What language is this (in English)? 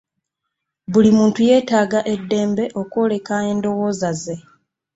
Ganda